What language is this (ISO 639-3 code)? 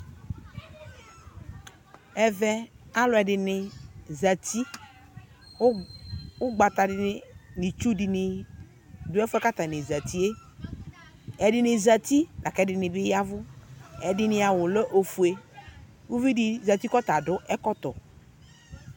kpo